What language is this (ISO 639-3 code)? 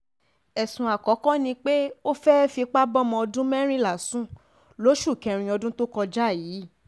yor